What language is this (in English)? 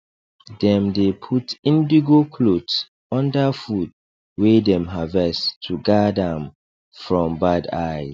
Nigerian Pidgin